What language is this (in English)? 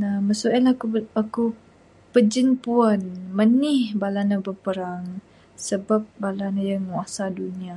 Bukar-Sadung Bidayuh